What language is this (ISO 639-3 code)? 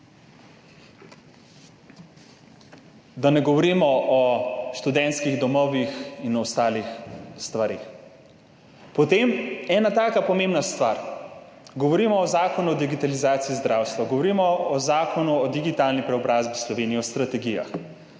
slv